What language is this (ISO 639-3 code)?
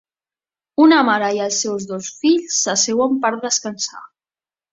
cat